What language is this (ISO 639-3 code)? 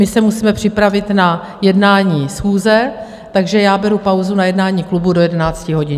ces